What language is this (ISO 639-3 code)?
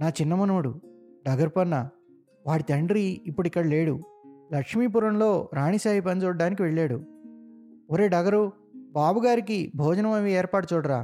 tel